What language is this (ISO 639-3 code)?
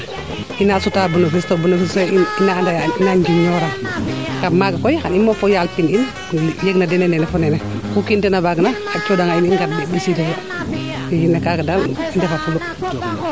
srr